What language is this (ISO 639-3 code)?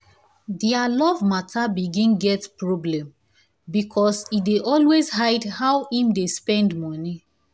pcm